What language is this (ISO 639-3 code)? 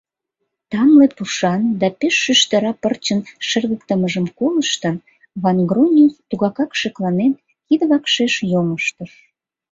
chm